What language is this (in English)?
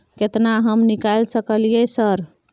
Maithili